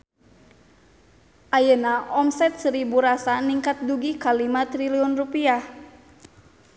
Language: Sundanese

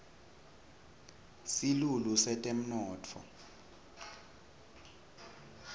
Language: Swati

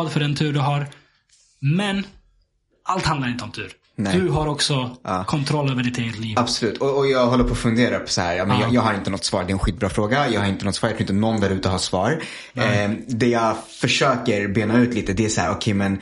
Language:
Swedish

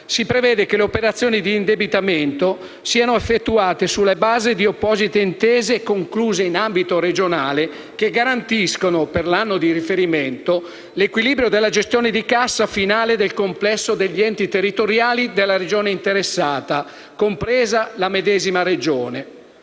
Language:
Italian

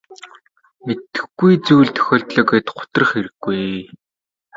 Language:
Mongolian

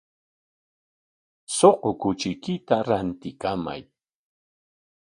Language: Corongo Ancash Quechua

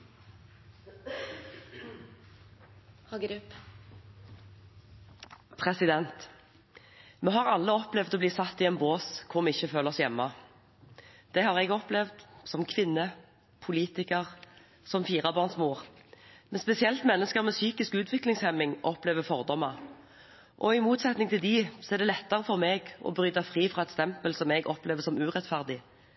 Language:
Norwegian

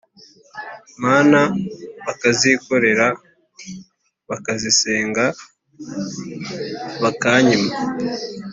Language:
Kinyarwanda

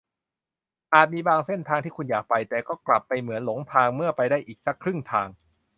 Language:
Thai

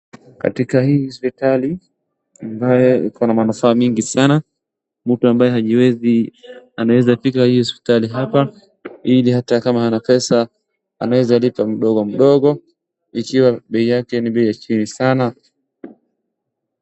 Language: Swahili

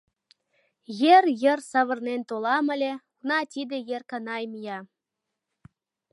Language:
Mari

